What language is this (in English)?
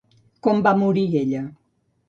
Catalan